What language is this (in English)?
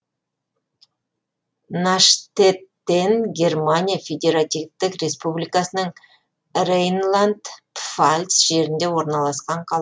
Kazakh